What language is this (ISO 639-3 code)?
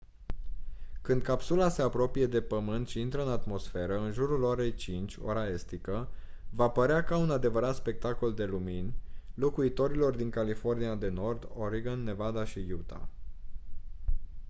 ron